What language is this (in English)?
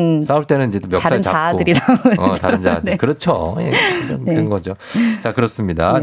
Korean